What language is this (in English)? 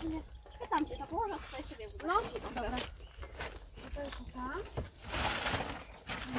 Polish